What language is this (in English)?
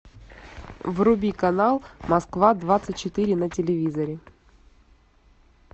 Russian